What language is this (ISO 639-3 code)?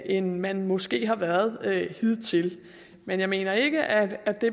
dan